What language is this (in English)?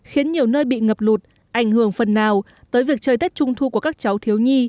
Vietnamese